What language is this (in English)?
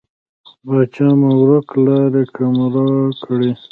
Pashto